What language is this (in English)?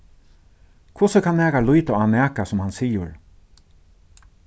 Faroese